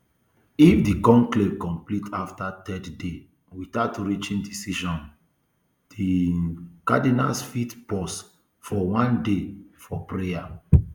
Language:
Nigerian Pidgin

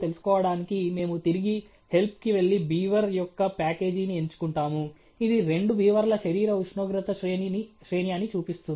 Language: Telugu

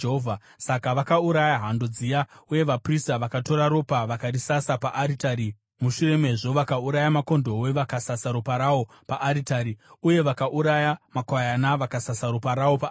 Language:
Shona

